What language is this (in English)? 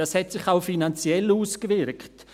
Swiss German